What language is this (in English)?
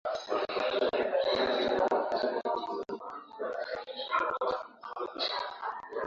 Swahili